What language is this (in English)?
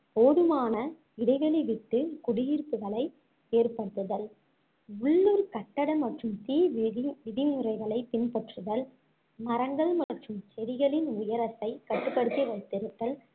Tamil